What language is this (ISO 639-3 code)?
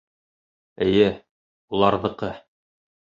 bak